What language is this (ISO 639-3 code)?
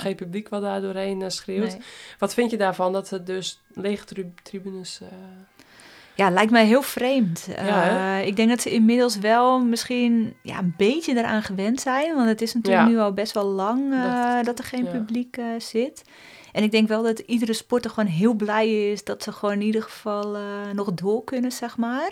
nld